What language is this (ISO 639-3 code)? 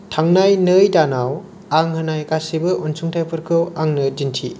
brx